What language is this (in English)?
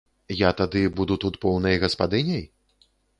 Belarusian